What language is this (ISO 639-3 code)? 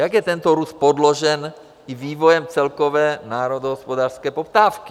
ces